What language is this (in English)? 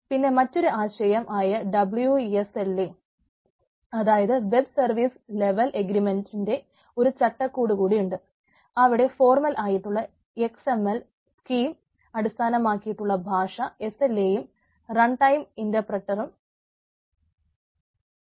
Malayalam